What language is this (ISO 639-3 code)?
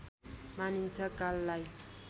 nep